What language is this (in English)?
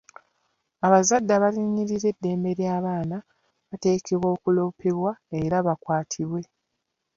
Ganda